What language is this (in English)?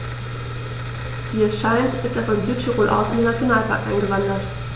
German